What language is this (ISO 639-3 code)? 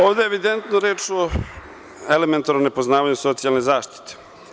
srp